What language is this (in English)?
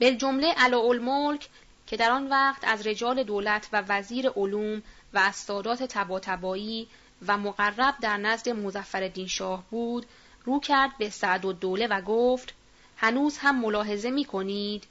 Persian